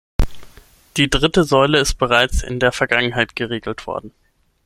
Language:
German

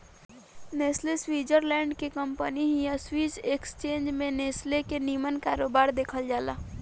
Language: Bhojpuri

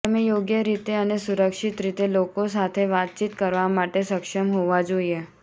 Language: Gujarati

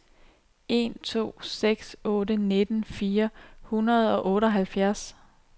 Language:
Danish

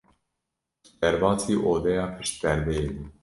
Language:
Kurdish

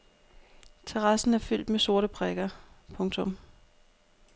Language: Danish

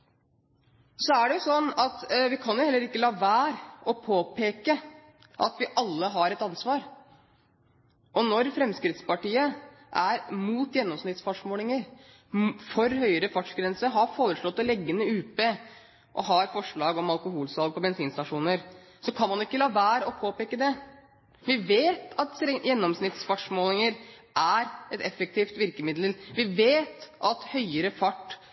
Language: Norwegian Bokmål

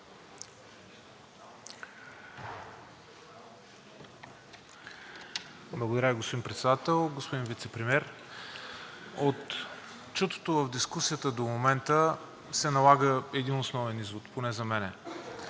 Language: Bulgarian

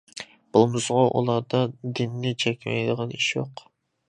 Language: Uyghur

